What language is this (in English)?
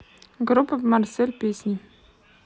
Russian